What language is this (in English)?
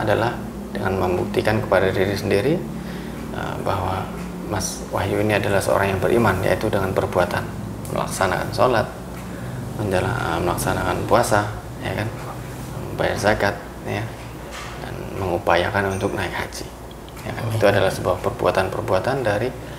Indonesian